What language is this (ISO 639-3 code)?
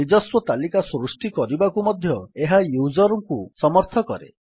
ori